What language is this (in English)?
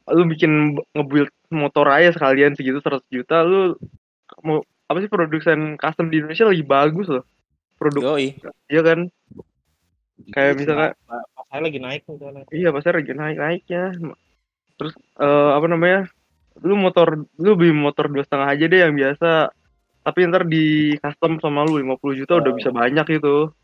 Indonesian